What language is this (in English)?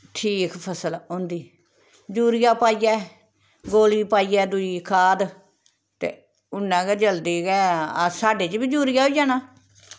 Dogri